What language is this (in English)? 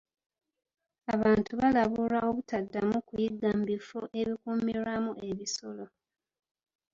Ganda